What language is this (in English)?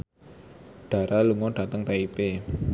Javanese